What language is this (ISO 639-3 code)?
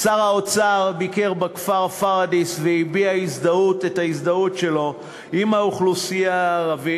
heb